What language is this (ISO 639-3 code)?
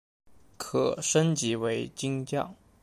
zho